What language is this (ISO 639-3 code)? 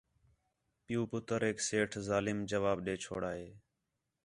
xhe